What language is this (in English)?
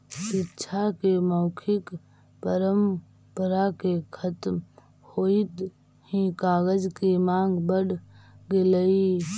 Magahi